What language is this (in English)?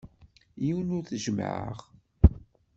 Kabyle